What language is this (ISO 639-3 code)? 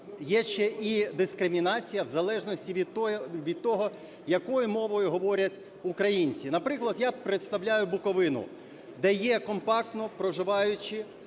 ukr